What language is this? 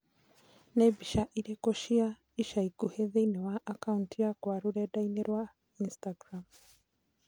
Kikuyu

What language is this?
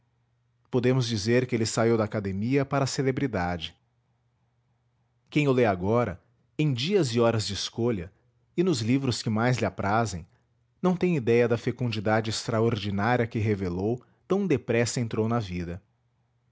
Portuguese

